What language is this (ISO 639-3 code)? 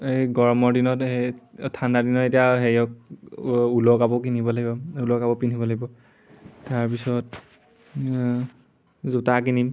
asm